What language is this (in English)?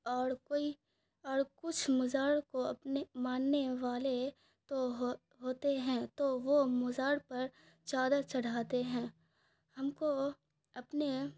Urdu